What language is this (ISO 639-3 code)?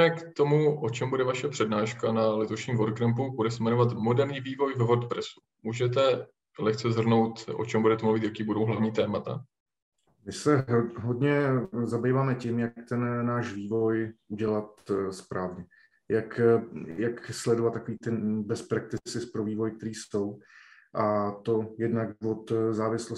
ces